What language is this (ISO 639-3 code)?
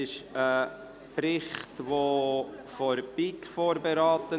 gsw